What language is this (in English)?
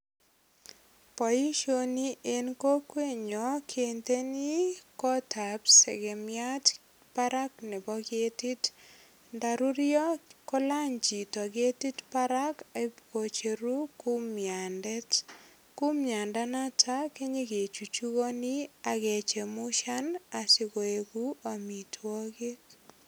Kalenjin